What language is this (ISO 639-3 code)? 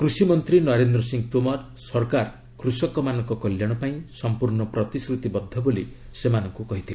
ori